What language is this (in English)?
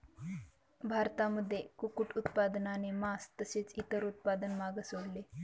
Marathi